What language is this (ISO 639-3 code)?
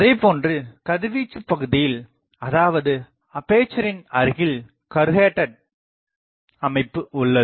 tam